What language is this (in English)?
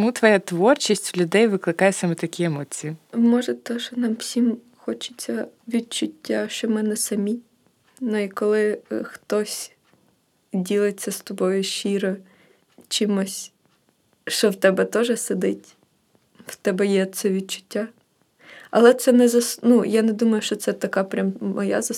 Ukrainian